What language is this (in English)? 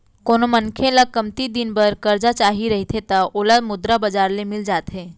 Chhattisgarhi